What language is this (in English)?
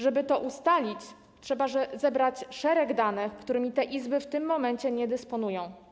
Polish